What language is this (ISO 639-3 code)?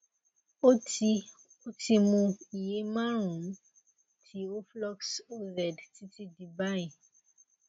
yor